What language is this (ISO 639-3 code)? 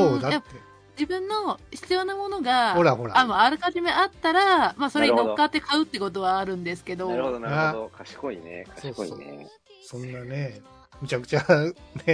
jpn